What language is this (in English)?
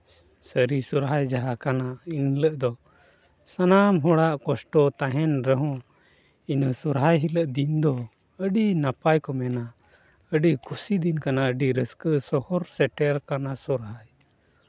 Santali